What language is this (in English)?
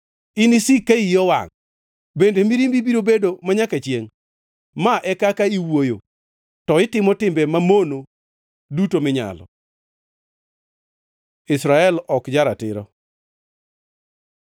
Luo (Kenya and Tanzania)